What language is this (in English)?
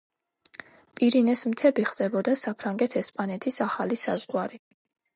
Georgian